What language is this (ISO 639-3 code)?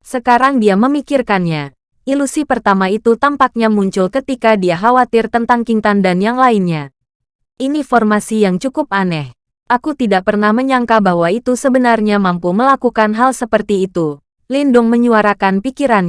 ind